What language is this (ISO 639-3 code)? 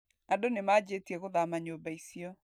kik